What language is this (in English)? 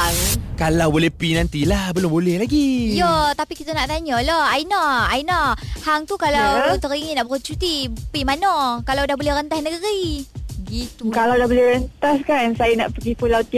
Malay